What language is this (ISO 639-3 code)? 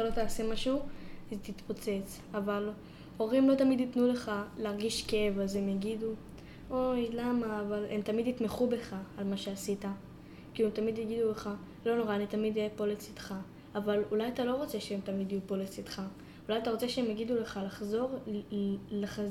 heb